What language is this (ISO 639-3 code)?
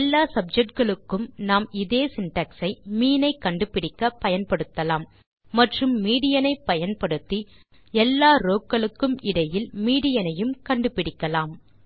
tam